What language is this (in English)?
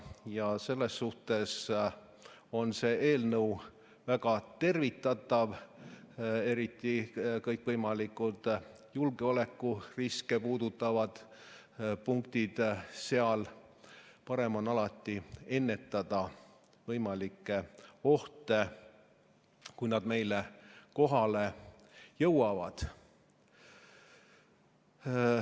Estonian